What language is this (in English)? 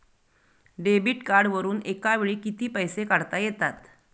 Marathi